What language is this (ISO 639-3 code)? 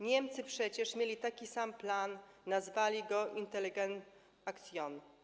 pol